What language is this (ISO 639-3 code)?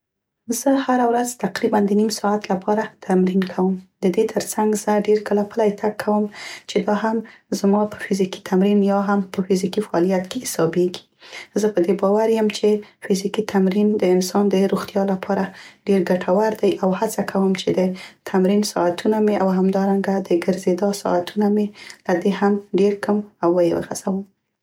pst